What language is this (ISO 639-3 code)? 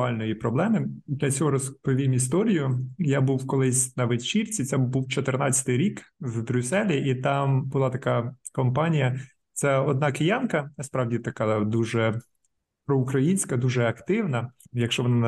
ukr